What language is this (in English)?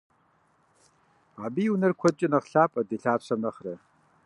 Kabardian